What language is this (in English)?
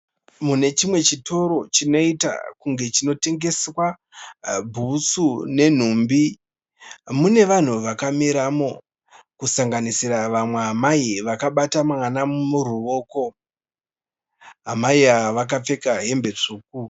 Shona